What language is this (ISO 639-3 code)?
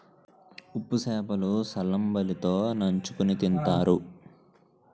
tel